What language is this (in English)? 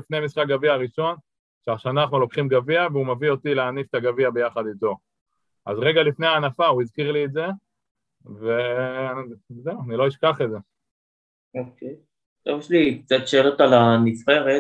Hebrew